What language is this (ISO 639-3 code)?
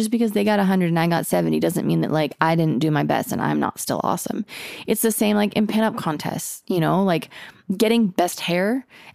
eng